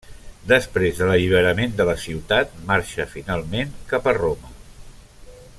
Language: Catalan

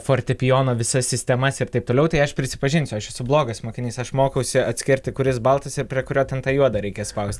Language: Lithuanian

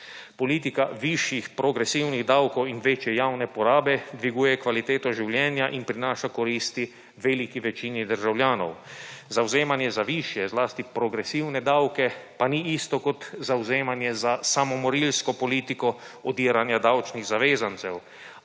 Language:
Slovenian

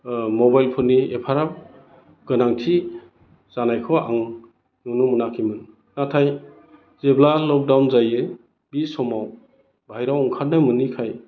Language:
Bodo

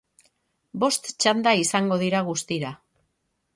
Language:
Basque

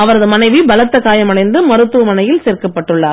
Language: Tamil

